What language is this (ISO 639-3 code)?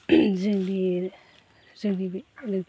brx